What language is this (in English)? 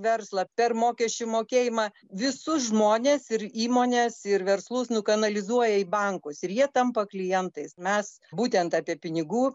Lithuanian